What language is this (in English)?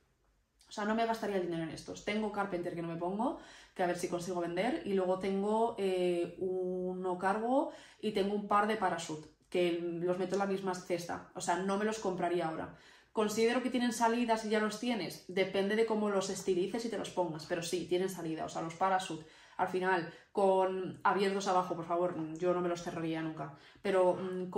Spanish